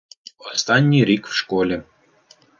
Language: Ukrainian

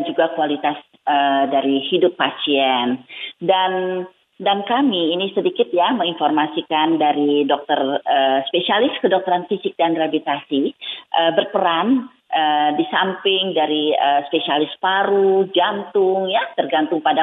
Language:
Indonesian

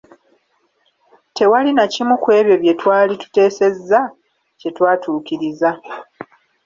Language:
Ganda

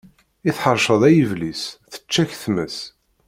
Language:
Kabyle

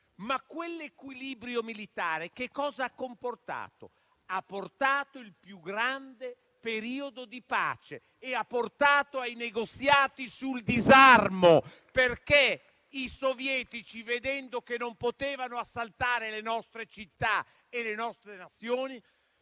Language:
Italian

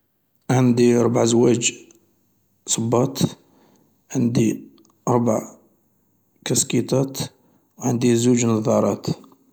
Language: Algerian Arabic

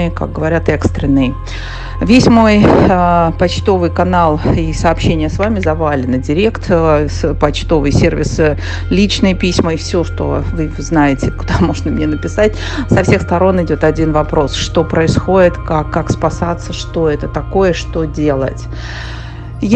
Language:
Russian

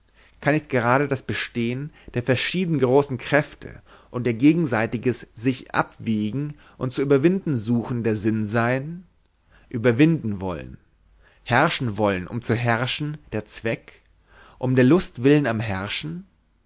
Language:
German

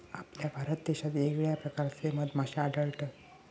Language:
Marathi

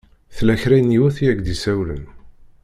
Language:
Kabyle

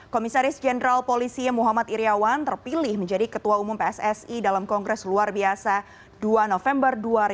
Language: Indonesian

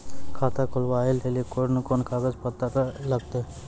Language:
Maithili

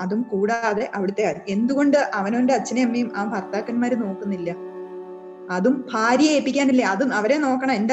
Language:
Malayalam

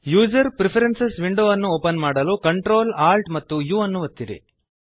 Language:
Kannada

